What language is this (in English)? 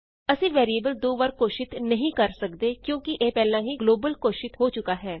Punjabi